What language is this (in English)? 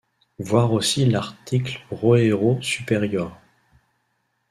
French